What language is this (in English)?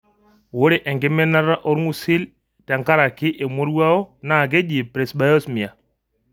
Masai